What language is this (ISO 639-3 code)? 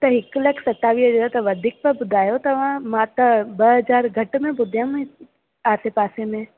snd